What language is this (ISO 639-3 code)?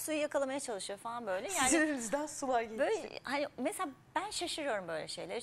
tur